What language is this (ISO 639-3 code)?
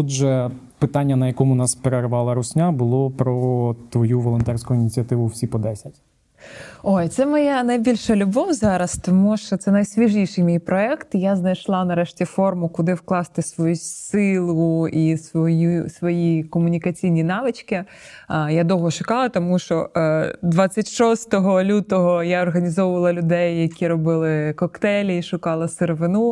ukr